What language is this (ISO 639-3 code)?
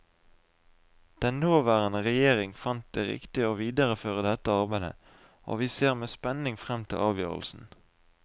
nor